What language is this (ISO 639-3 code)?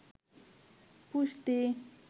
ben